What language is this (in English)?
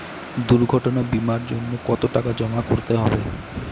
Bangla